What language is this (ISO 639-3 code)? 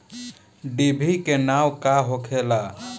bho